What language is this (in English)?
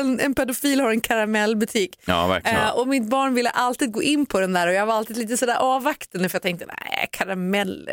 Swedish